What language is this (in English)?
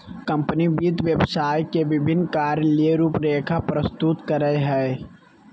Magahi